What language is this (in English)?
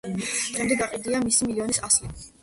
Georgian